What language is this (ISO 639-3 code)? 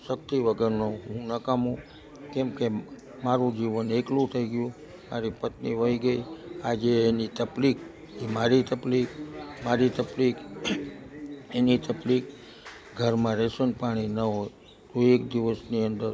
guj